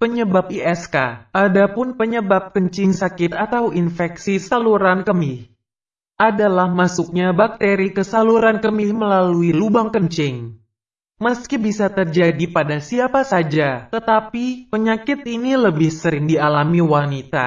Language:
Indonesian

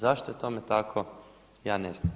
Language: Croatian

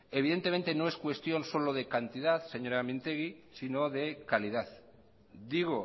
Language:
Spanish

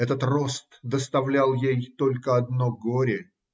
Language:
Russian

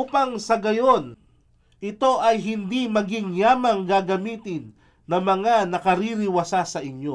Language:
Filipino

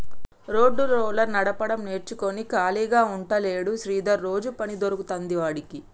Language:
Telugu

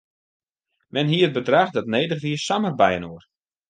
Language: Western Frisian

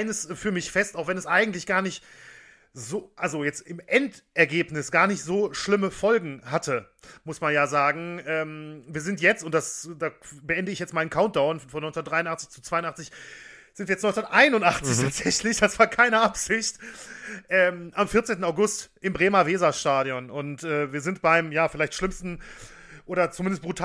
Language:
German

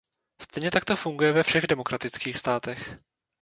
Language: Czech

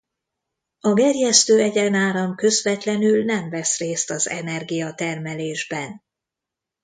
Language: Hungarian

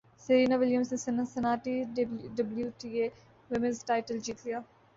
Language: Urdu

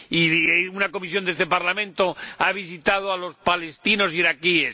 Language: Spanish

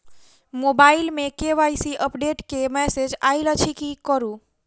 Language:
Maithili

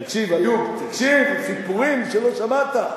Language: Hebrew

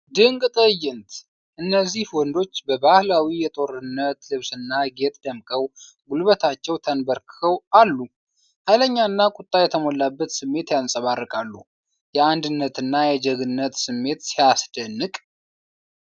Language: Amharic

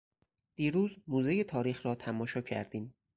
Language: Persian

